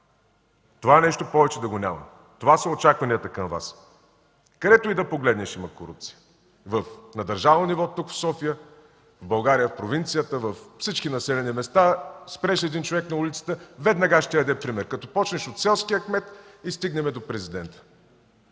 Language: Bulgarian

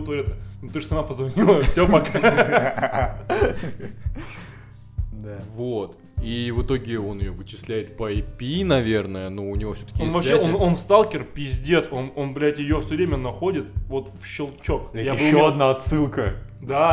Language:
Russian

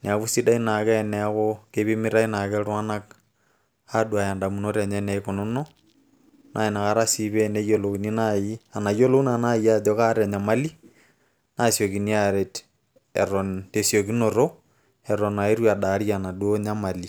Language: Masai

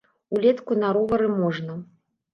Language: Belarusian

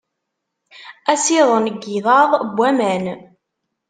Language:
Kabyle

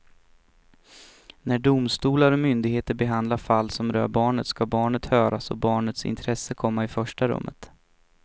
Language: Swedish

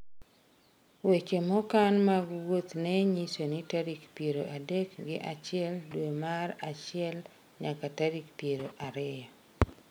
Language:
Luo (Kenya and Tanzania)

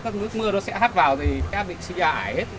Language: Vietnamese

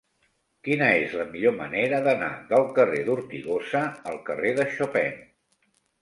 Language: Catalan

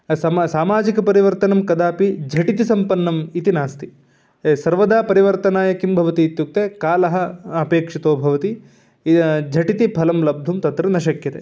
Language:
Sanskrit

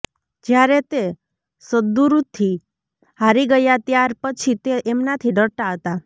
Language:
Gujarati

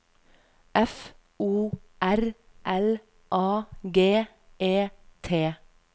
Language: Norwegian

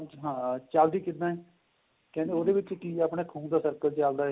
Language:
Punjabi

